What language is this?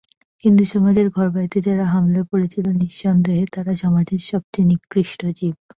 Bangla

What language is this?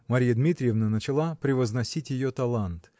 Russian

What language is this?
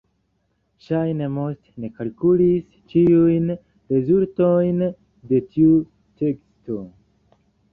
Esperanto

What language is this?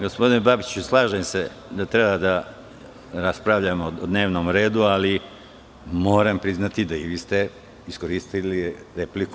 Serbian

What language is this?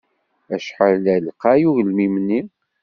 Kabyle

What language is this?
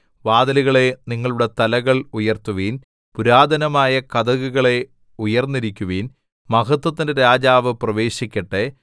Malayalam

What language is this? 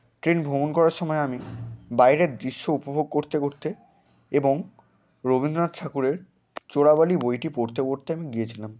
Bangla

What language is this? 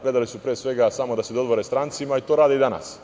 Serbian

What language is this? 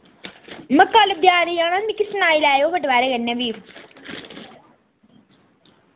Dogri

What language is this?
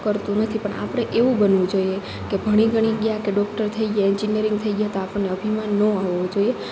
Gujarati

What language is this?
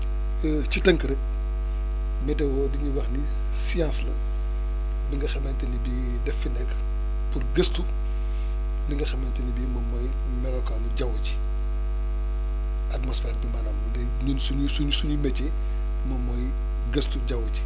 Wolof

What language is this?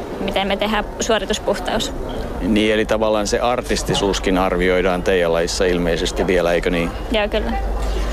Finnish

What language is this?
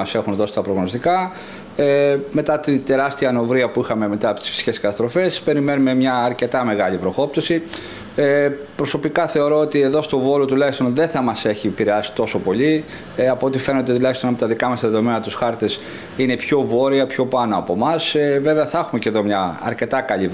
Greek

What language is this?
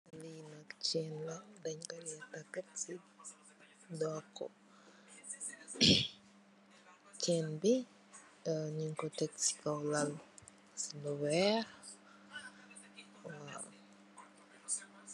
Wolof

